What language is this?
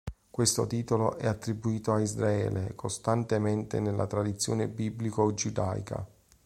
Italian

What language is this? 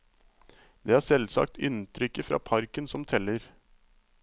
Norwegian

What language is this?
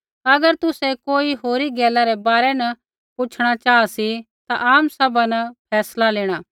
Kullu Pahari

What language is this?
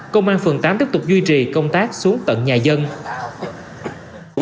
Vietnamese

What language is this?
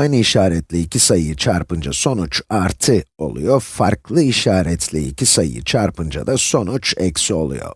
Turkish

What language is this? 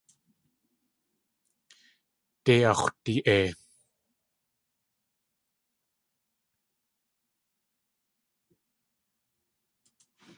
Tlingit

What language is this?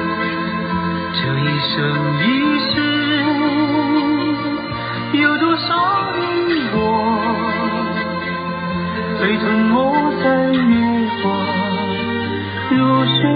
Chinese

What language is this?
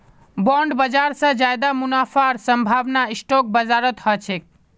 Magahi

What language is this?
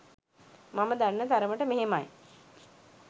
Sinhala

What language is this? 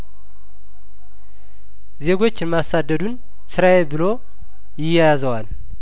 Amharic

